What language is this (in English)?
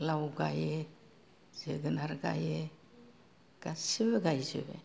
Bodo